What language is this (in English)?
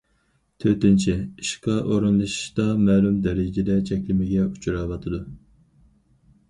Uyghur